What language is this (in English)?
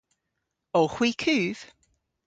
Cornish